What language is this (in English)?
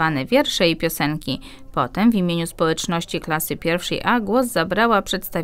Polish